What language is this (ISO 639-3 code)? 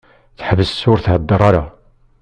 kab